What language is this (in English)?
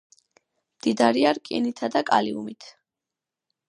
Georgian